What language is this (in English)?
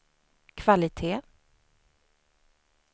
Swedish